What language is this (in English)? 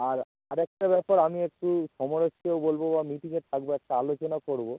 Bangla